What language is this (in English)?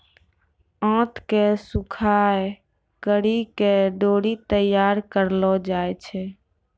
Maithili